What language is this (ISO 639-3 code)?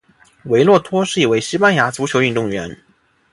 zho